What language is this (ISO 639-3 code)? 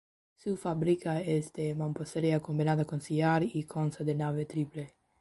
spa